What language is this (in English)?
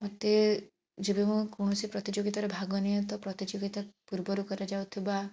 Odia